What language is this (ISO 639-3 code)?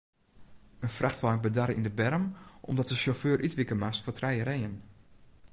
fry